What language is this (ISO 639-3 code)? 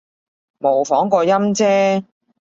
yue